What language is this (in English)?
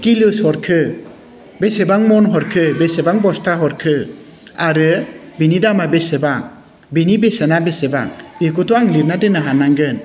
Bodo